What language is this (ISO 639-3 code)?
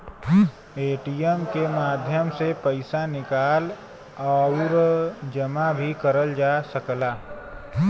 bho